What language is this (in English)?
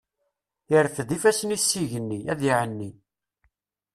Kabyle